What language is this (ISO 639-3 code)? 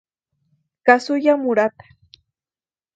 spa